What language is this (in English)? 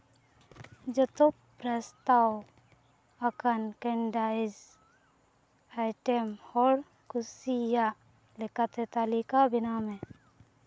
Santali